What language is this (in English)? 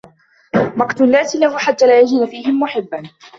Arabic